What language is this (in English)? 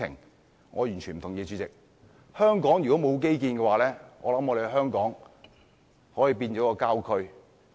Cantonese